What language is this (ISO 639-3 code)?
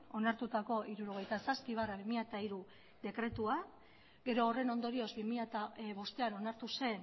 eus